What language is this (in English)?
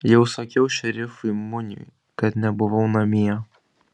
Lithuanian